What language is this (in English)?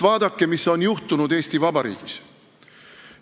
Estonian